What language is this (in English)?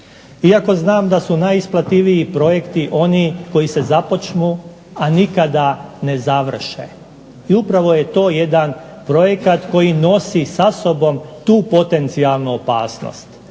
Croatian